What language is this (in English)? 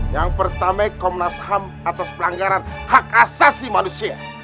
Indonesian